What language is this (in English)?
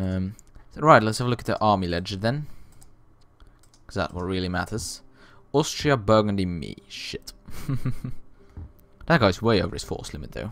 English